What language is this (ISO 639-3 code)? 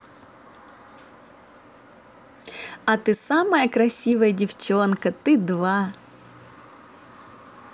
rus